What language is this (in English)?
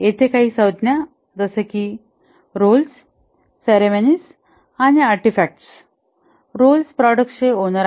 Marathi